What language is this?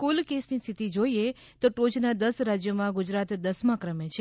Gujarati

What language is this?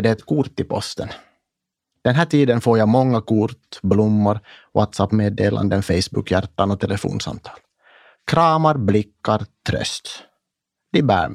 Swedish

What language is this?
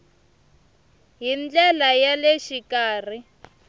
Tsonga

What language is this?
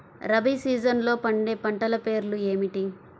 Telugu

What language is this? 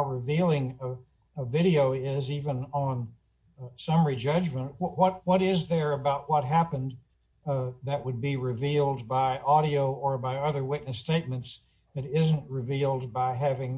English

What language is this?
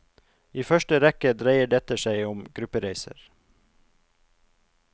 Norwegian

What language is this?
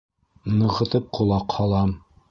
Bashkir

